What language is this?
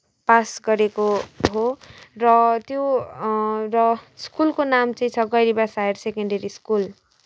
Nepali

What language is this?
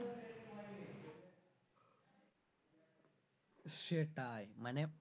Bangla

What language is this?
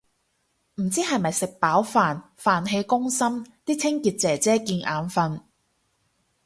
Cantonese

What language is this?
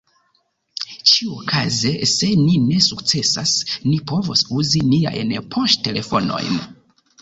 Esperanto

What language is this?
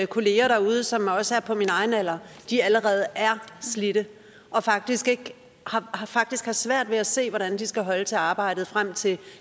Danish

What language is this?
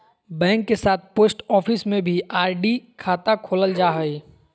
Magahi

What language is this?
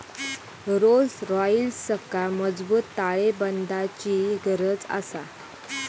Marathi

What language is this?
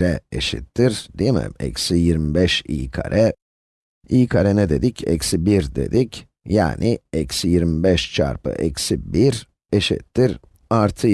Turkish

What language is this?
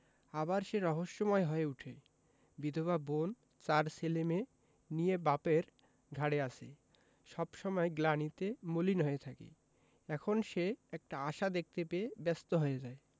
Bangla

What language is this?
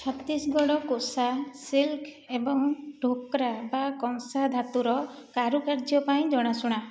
Odia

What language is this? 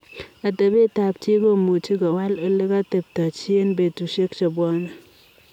Kalenjin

